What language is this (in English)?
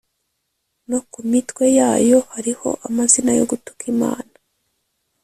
Kinyarwanda